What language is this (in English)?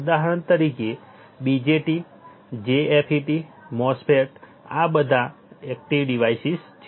Gujarati